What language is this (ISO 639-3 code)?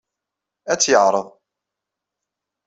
kab